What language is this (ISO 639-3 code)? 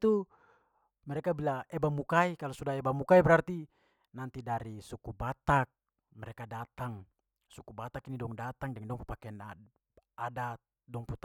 pmy